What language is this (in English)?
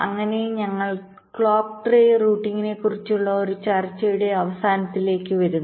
Malayalam